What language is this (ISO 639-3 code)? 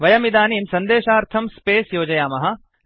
san